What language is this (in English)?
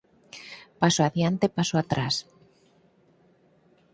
Galician